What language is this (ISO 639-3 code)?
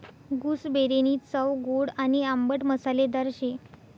mar